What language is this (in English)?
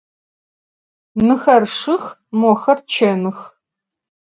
Adyghe